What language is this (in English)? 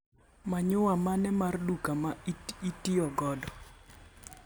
Luo (Kenya and Tanzania)